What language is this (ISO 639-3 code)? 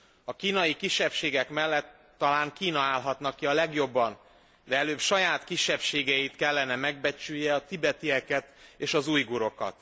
hun